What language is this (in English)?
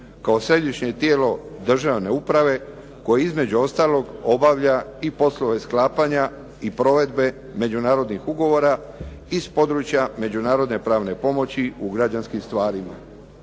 Croatian